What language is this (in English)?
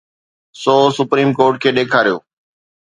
Sindhi